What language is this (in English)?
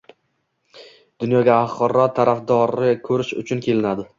Uzbek